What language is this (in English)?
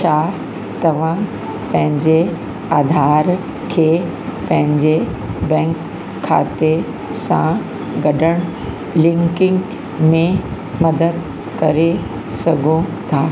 Sindhi